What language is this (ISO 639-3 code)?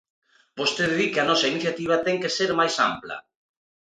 glg